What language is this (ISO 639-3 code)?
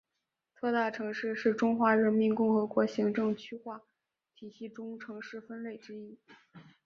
zho